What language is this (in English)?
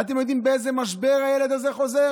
Hebrew